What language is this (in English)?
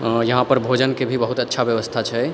Maithili